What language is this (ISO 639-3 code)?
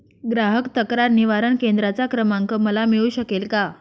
mar